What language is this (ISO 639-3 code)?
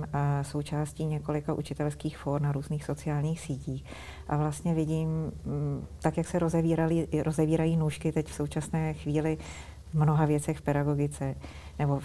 ces